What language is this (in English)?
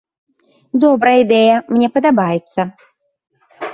Belarusian